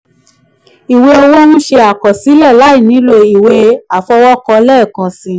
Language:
Yoruba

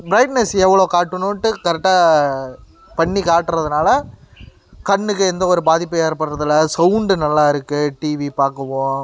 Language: Tamil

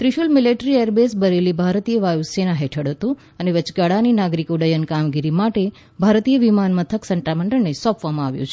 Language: Gujarati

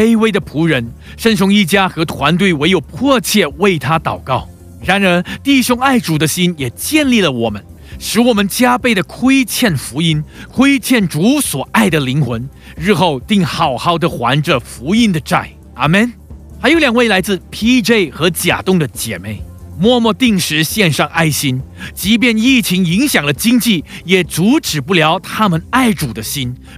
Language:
Chinese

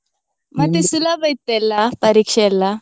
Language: Kannada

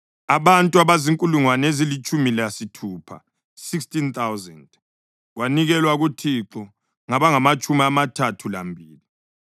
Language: North Ndebele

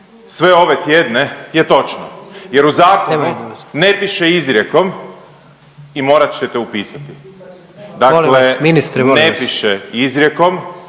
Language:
Croatian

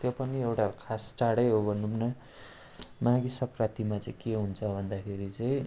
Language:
Nepali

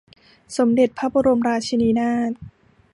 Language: Thai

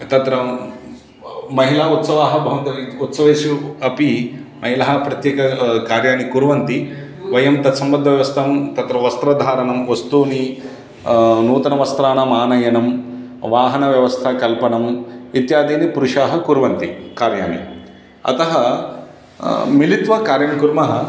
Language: Sanskrit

